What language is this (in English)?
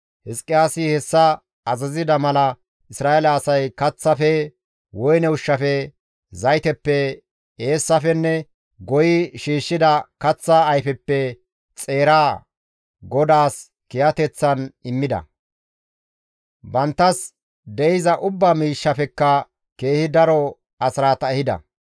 Gamo